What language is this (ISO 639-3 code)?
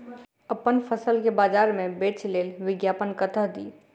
mai